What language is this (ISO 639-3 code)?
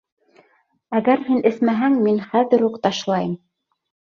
bak